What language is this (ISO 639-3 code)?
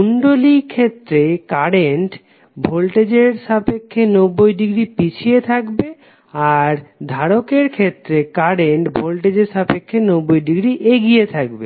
ben